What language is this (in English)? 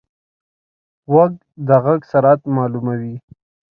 Pashto